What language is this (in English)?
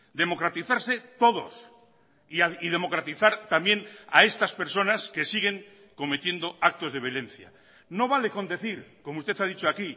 Spanish